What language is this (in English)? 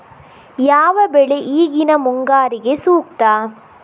Kannada